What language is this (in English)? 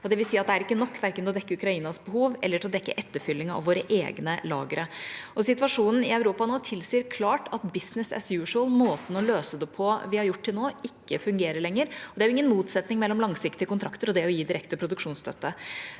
Norwegian